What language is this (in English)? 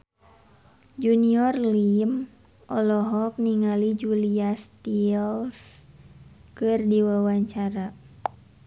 Sundanese